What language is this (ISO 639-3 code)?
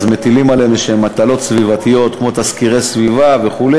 heb